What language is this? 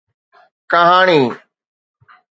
Sindhi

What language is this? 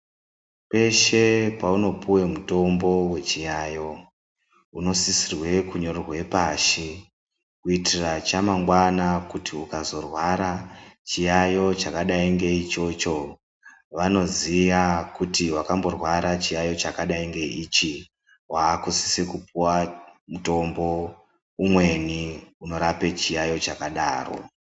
Ndau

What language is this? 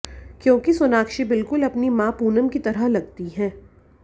Hindi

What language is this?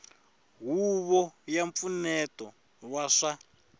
Tsonga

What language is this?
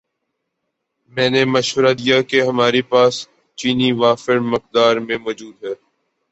Urdu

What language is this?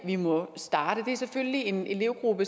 Danish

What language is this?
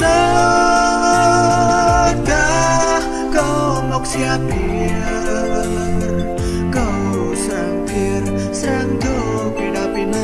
Indonesian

